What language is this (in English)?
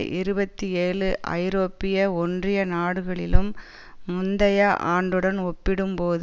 Tamil